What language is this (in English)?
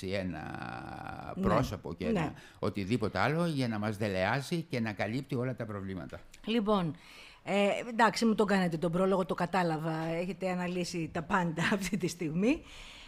Greek